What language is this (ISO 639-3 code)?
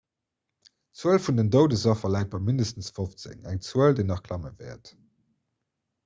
ltz